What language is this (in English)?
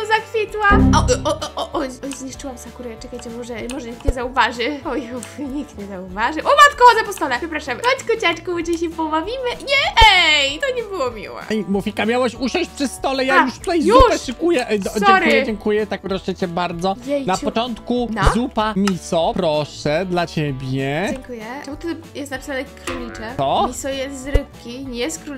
Polish